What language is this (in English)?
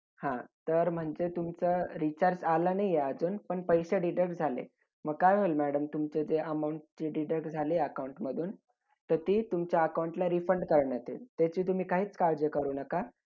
Marathi